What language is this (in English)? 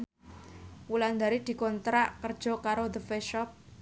Javanese